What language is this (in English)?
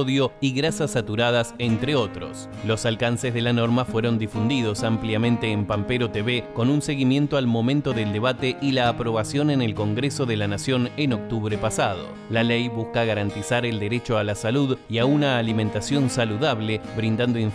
Spanish